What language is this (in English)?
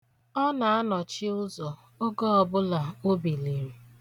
Igbo